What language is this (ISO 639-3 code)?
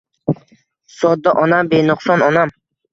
uzb